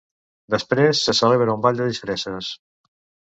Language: Catalan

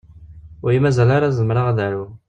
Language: Kabyle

